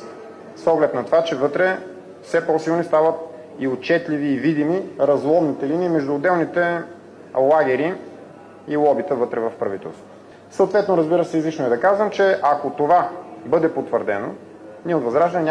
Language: Bulgarian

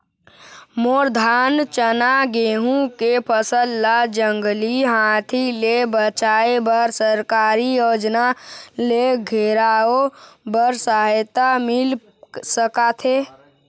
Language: Chhattisgarhi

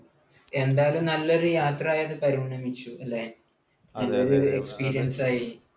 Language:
Malayalam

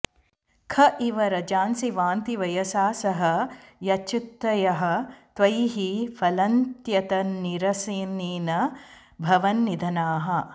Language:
Sanskrit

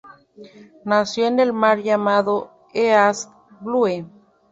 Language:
Spanish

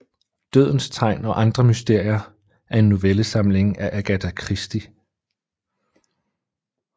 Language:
Danish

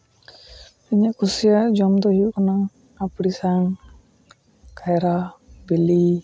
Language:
Santali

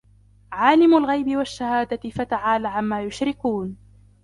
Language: Arabic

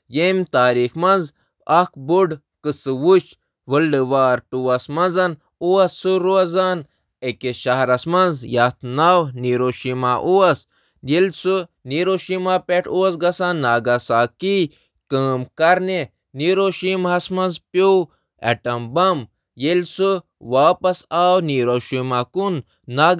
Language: Kashmiri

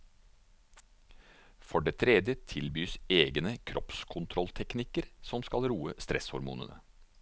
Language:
Norwegian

